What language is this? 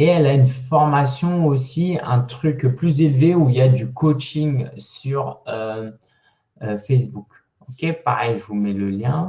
French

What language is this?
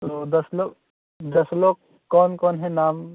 Hindi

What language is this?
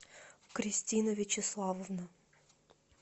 Russian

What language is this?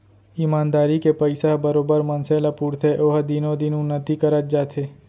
Chhattisgarhi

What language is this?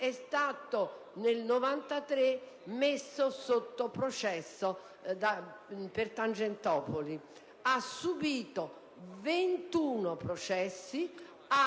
Italian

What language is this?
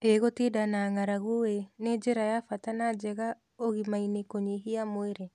Kikuyu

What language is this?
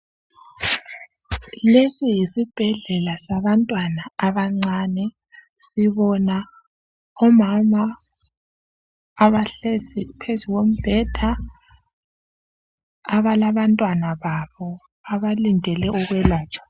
North Ndebele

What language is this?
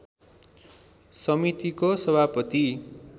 Nepali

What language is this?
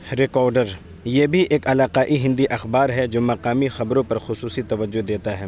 Urdu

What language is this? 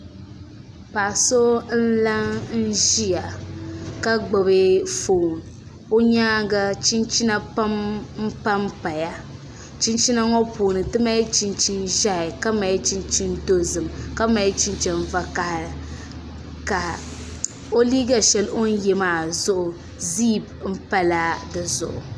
Dagbani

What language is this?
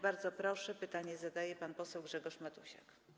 Polish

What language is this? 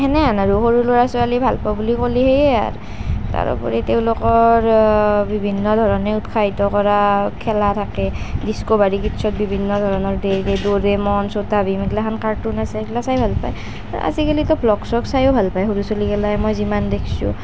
Assamese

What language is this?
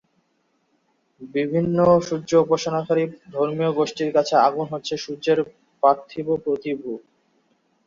Bangla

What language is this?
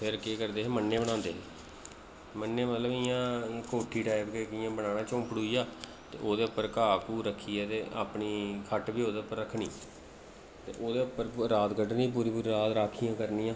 Dogri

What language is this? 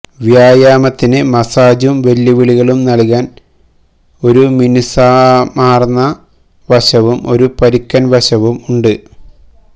Malayalam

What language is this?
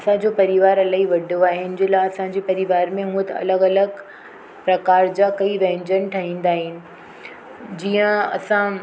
Sindhi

